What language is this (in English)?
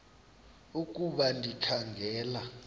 Xhosa